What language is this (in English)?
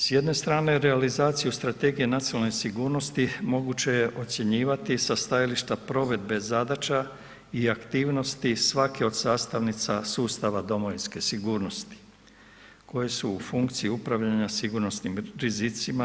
Croatian